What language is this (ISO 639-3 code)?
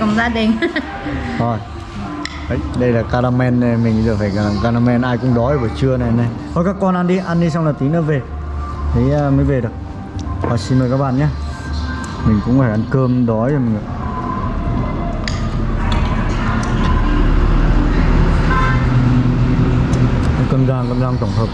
vie